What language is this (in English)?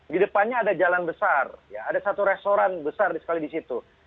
Indonesian